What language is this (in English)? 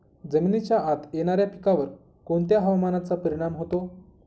Marathi